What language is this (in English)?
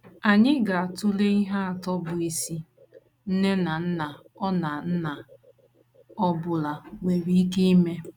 Igbo